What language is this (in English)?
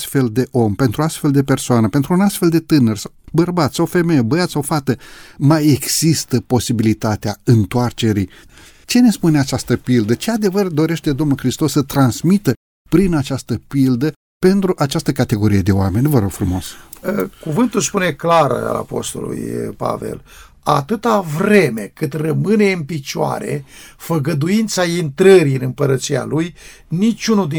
Romanian